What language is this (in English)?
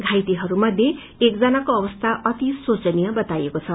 Nepali